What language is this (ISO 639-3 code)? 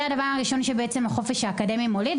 heb